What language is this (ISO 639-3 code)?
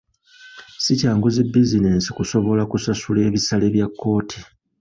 lug